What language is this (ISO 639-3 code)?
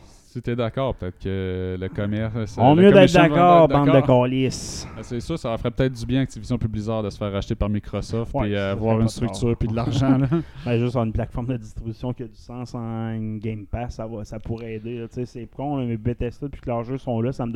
fra